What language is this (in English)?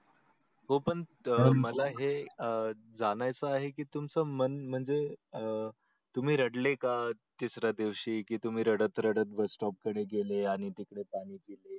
Marathi